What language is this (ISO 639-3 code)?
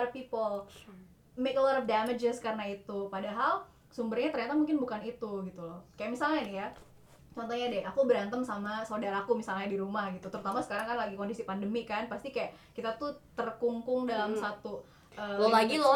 ind